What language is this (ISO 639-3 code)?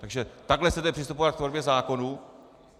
ces